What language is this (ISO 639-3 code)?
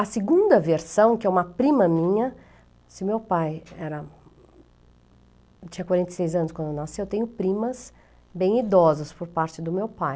por